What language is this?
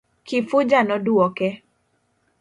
Luo (Kenya and Tanzania)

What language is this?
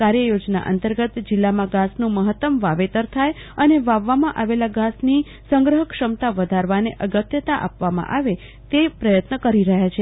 Gujarati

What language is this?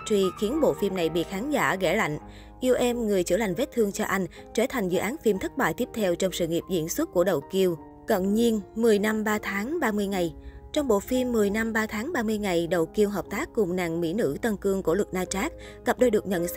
Vietnamese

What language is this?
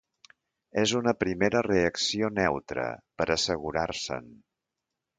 Catalan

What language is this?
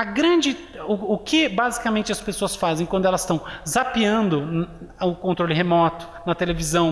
Portuguese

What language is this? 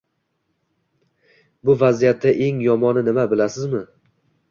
Uzbek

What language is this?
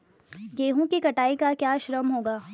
Hindi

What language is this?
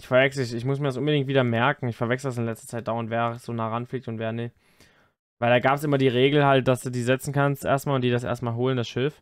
German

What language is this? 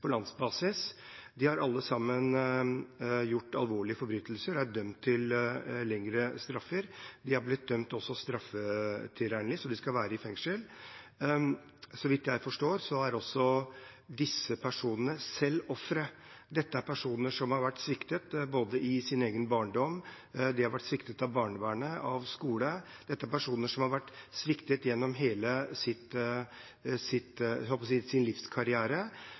Norwegian Bokmål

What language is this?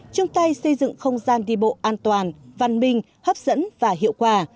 Vietnamese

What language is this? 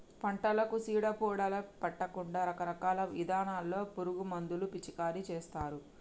Telugu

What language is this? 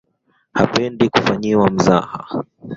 Swahili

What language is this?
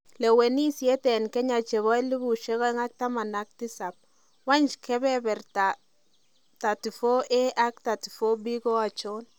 Kalenjin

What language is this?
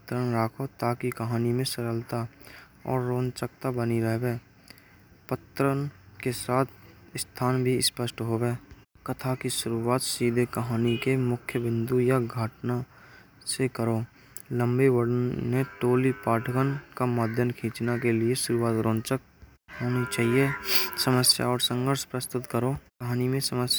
Braj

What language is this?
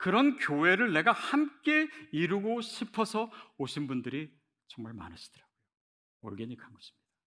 Korean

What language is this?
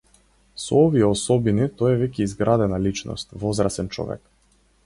Macedonian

